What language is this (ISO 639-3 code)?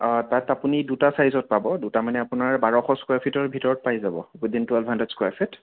asm